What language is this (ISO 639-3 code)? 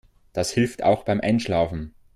deu